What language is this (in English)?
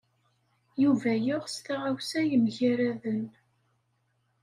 Kabyle